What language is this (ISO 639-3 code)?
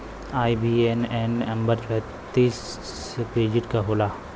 bho